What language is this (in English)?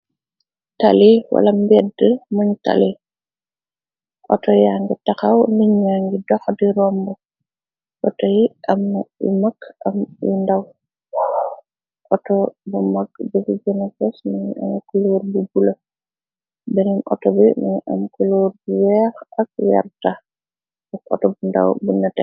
Wolof